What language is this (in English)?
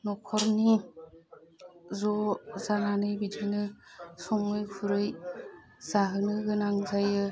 Bodo